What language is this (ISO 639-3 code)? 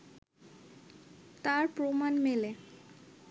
ben